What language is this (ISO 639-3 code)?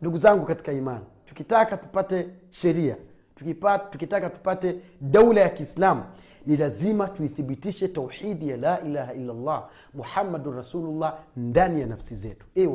swa